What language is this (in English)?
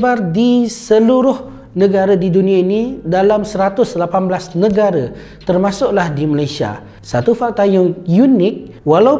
Malay